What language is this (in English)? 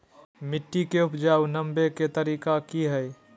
Magahi